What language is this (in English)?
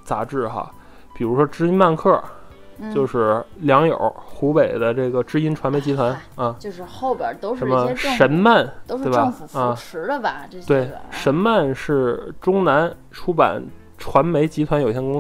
Chinese